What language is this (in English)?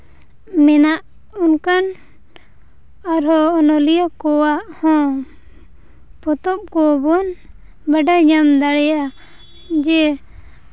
Santali